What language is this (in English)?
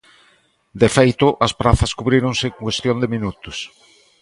Galician